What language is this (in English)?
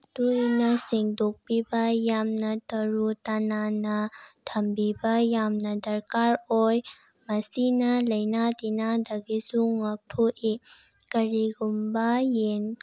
Manipuri